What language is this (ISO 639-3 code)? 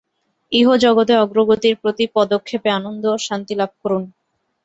ben